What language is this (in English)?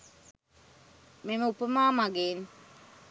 Sinhala